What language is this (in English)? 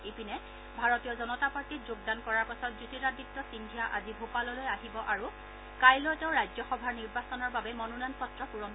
Assamese